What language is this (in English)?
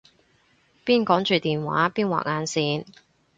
Cantonese